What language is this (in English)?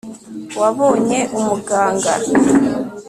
Kinyarwanda